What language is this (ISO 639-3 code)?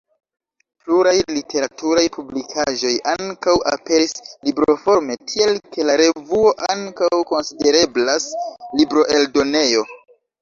epo